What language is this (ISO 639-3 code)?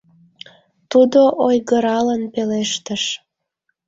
chm